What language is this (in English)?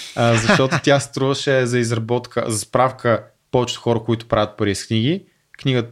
Bulgarian